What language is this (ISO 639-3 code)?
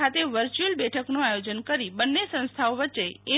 guj